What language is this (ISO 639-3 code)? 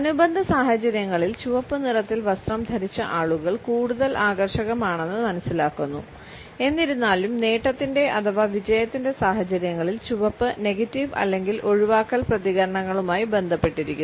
mal